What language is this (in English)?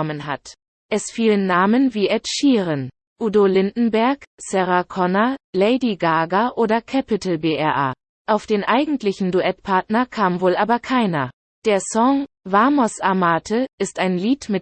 German